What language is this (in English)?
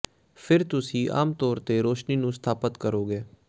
Punjabi